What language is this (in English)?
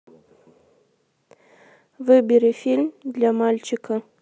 Russian